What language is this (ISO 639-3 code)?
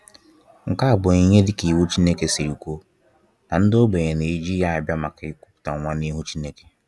ibo